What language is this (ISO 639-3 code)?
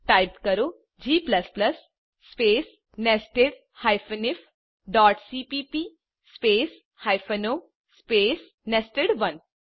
guj